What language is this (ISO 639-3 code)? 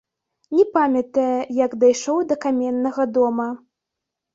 bel